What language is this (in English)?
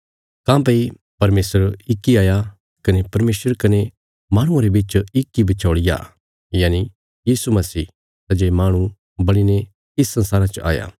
Bilaspuri